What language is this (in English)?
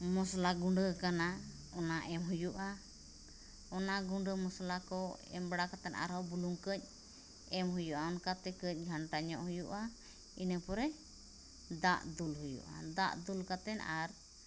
Santali